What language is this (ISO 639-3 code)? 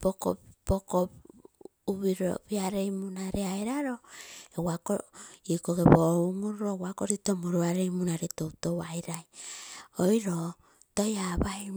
buo